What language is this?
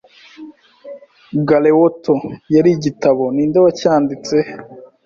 Kinyarwanda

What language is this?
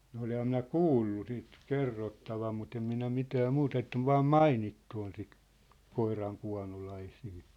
Finnish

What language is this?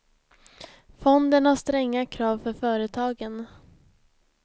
Swedish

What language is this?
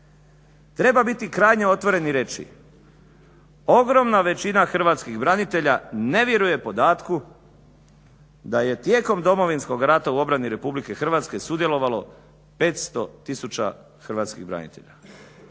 Croatian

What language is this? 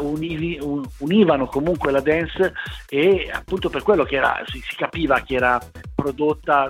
Italian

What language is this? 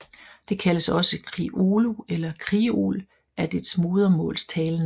Danish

